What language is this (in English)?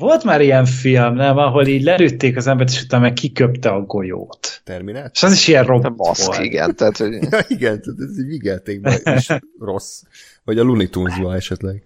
Hungarian